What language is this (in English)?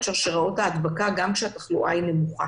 Hebrew